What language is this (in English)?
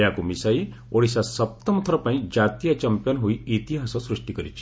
Odia